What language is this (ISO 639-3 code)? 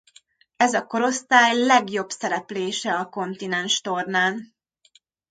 hun